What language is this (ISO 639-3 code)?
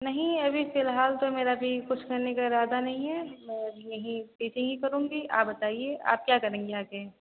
hin